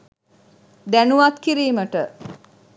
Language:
Sinhala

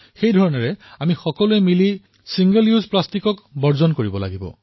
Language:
Assamese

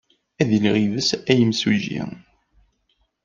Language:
Kabyle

